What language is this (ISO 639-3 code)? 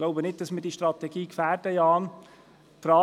gsw